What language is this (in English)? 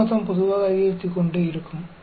Tamil